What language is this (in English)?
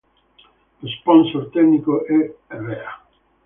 Italian